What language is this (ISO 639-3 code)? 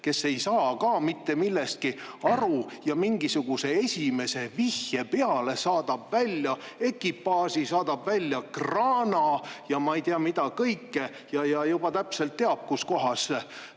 est